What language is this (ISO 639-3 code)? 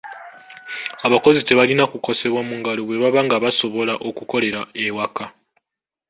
lug